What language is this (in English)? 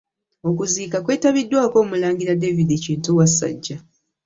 Ganda